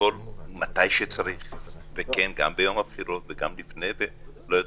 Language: Hebrew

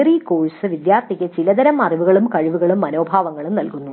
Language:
Malayalam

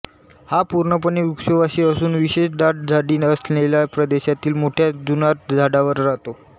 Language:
Marathi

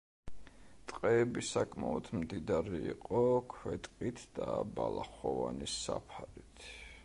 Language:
Georgian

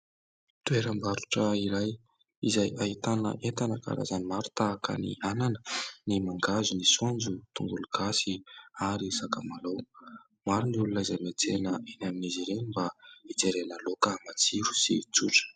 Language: Malagasy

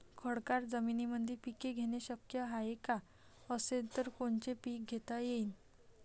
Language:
Marathi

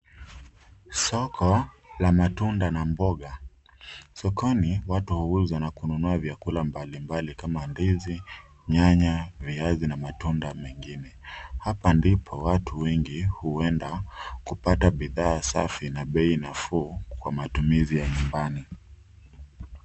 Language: Swahili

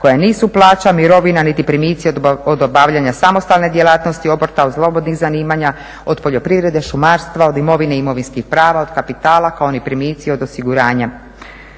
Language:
Croatian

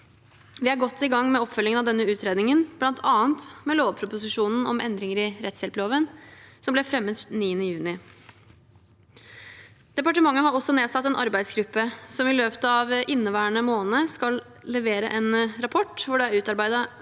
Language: Norwegian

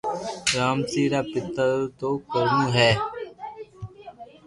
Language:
Loarki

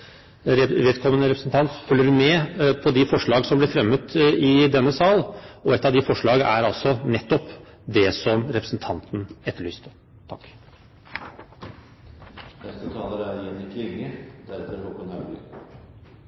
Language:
Norwegian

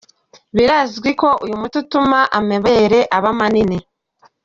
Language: Kinyarwanda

